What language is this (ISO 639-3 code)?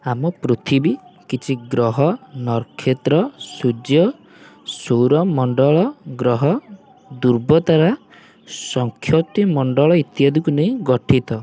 ori